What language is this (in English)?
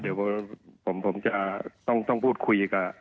Thai